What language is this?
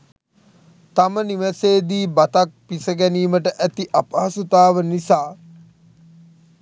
Sinhala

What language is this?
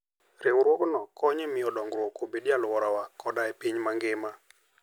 Luo (Kenya and Tanzania)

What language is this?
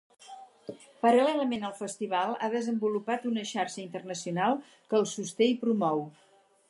Catalan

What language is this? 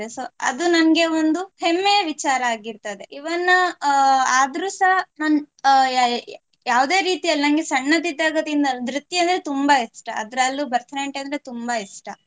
Kannada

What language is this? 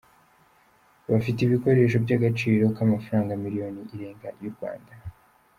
Kinyarwanda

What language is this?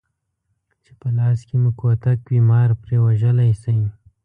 Pashto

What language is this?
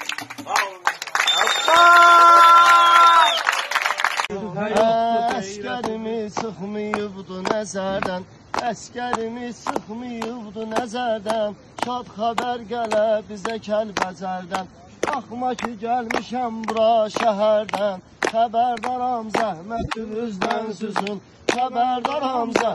Turkish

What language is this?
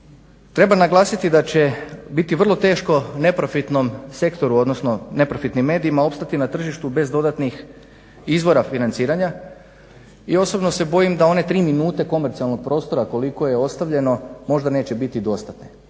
Croatian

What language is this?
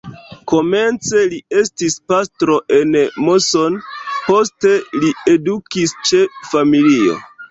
Esperanto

